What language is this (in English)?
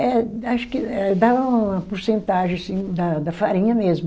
Portuguese